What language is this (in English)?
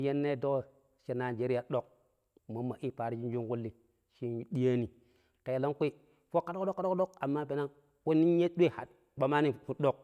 Pero